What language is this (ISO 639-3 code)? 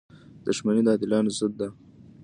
pus